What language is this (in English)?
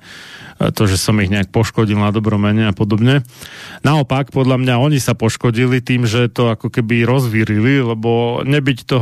Slovak